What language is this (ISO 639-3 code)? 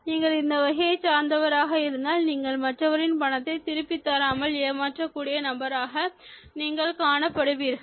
tam